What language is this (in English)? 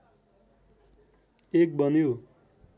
Nepali